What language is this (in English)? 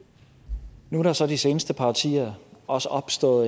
Danish